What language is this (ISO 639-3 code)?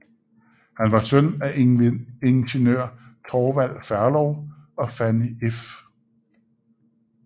dan